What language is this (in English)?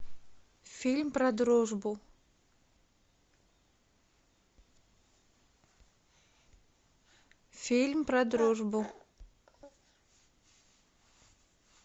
Russian